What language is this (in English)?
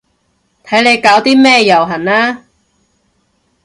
Cantonese